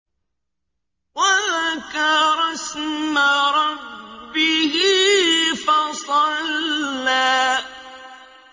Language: Arabic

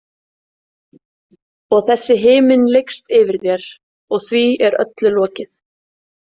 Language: Icelandic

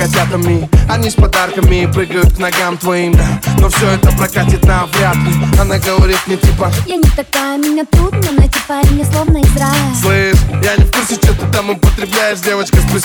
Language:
Russian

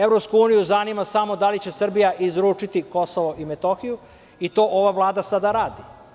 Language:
Serbian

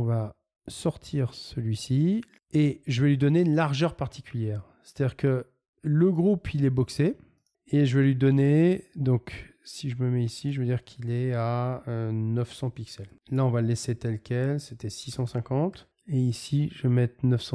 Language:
French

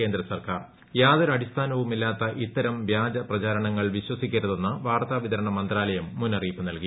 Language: Malayalam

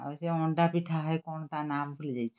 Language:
Odia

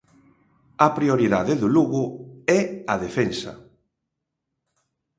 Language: Galician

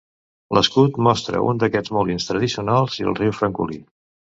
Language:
Catalan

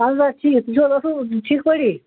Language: Kashmiri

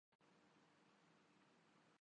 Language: Urdu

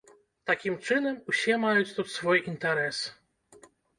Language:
Belarusian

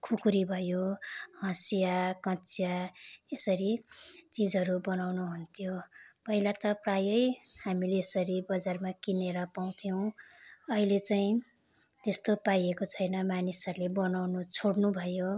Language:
Nepali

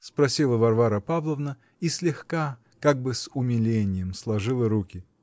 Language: Russian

